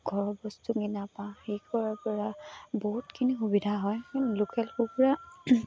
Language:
Assamese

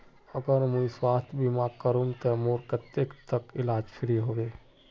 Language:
Magahi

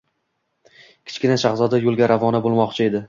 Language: Uzbek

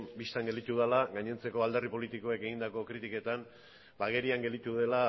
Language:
Basque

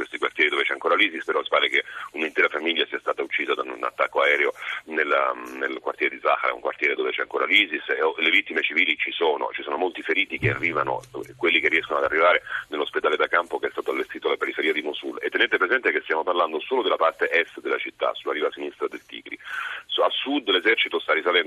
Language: Italian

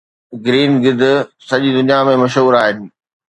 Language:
Sindhi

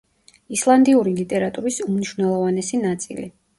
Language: Georgian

